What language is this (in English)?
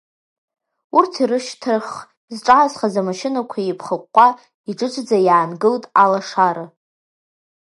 Abkhazian